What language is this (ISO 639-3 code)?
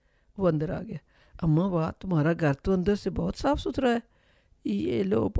urd